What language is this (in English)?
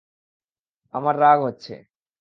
Bangla